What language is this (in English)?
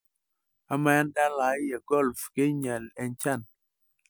Masai